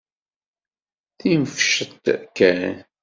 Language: Kabyle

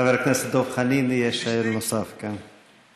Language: Hebrew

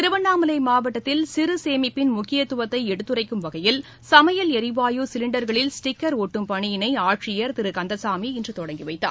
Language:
Tamil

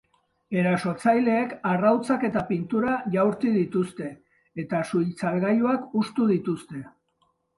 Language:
Basque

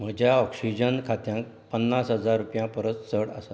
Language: Konkani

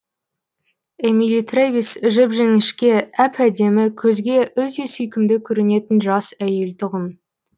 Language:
Kazakh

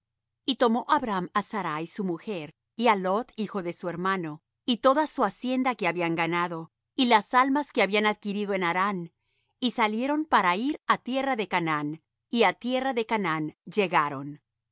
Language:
Spanish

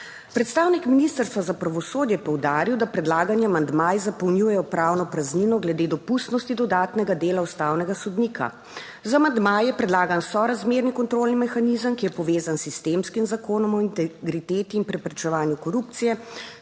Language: Slovenian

